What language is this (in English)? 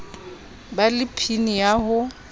Southern Sotho